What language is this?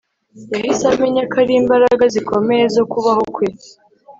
Kinyarwanda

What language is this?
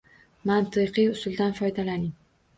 Uzbek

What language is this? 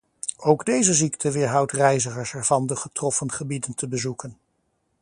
Dutch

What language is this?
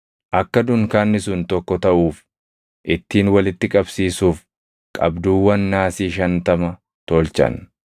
Oromo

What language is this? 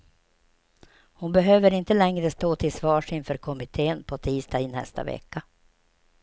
Swedish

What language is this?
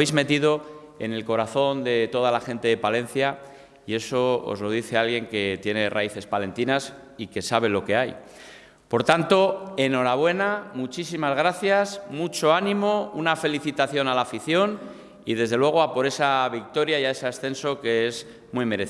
Spanish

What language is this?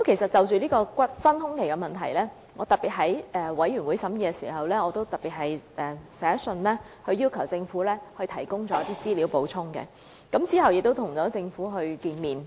Cantonese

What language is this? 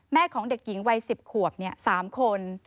Thai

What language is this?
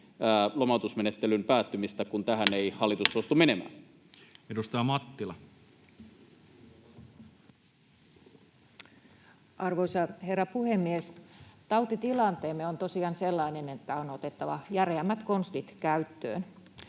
Finnish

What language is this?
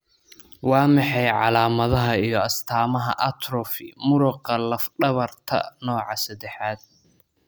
Somali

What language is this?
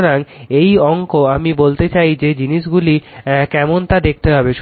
Bangla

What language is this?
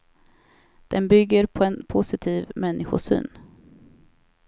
Swedish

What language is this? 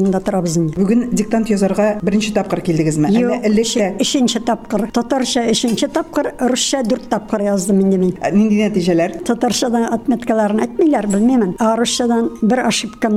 Russian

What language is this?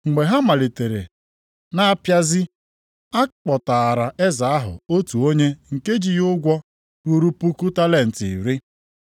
Igbo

